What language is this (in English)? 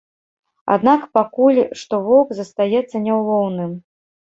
Belarusian